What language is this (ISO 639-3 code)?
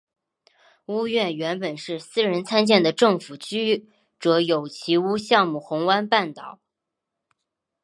zho